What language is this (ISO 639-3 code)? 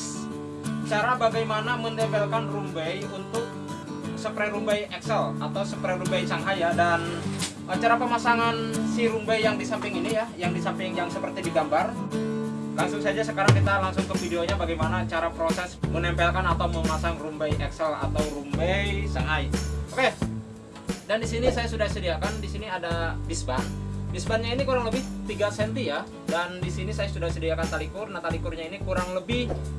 ind